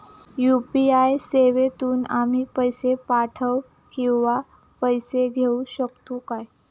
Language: Marathi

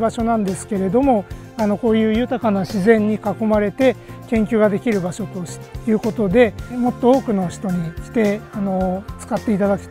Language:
Japanese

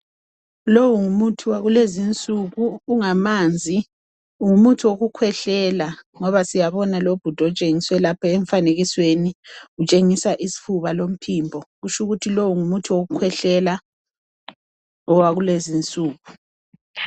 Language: North Ndebele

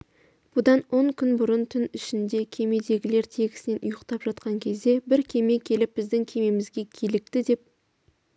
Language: Kazakh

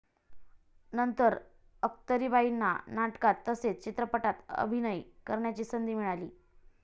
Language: Marathi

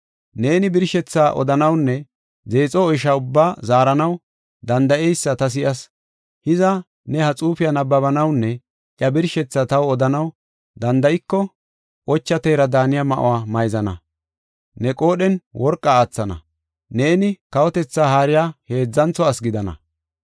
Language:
Gofa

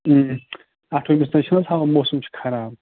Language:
Kashmiri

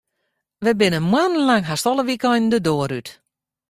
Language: Western Frisian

